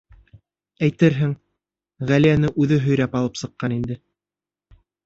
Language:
Bashkir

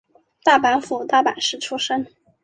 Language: Chinese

